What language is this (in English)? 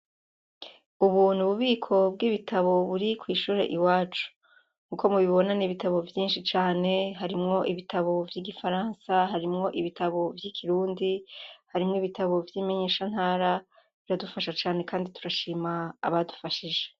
Rundi